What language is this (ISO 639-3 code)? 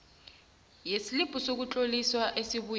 nbl